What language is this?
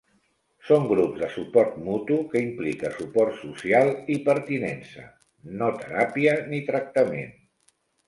Catalan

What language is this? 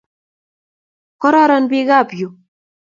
Kalenjin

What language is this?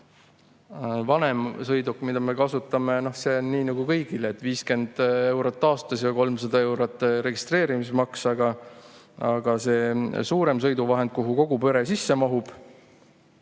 Estonian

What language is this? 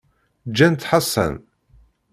Kabyle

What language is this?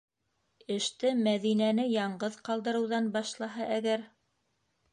Bashkir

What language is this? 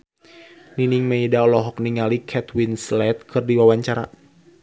Sundanese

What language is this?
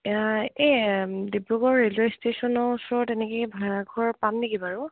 Assamese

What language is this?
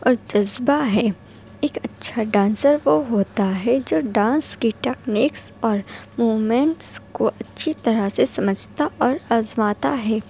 Urdu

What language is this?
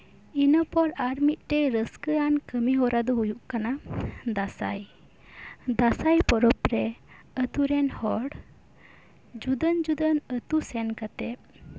Santali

